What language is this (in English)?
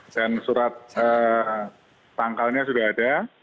Indonesian